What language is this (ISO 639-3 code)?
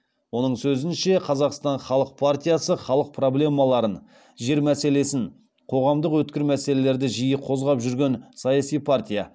kaz